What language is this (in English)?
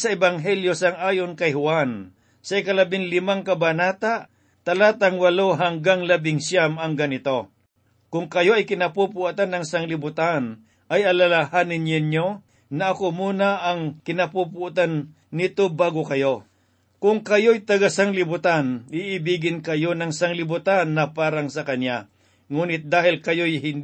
Filipino